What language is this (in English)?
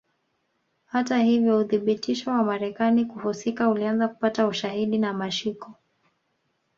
Swahili